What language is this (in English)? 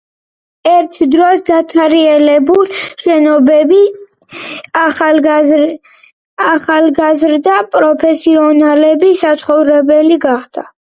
Georgian